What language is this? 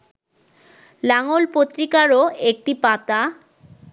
Bangla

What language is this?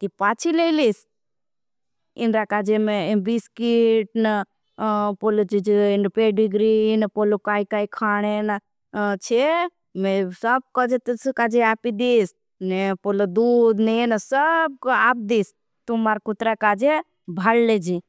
Bhili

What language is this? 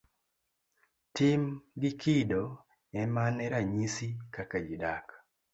Luo (Kenya and Tanzania)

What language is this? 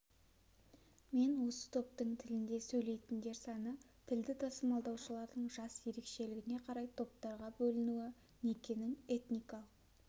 Kazakh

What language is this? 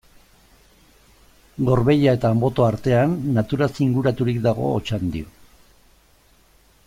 Basque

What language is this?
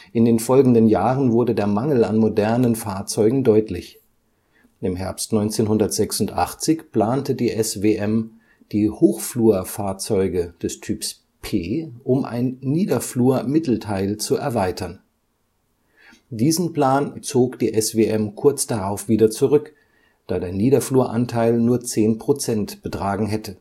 German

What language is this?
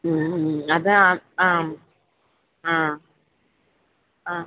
Malayalam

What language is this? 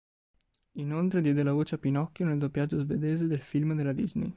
Italian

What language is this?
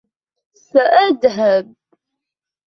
Arabic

